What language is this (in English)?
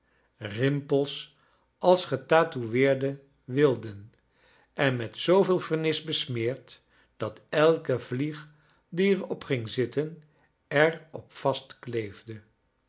Dutch